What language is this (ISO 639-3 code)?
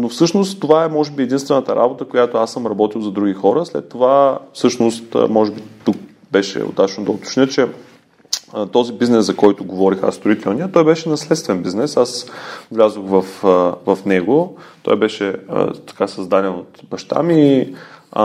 bul